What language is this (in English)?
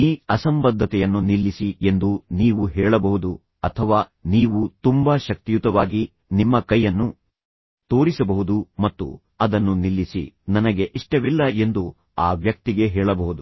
Kannada